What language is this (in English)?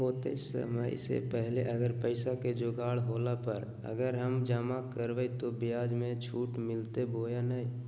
Magahi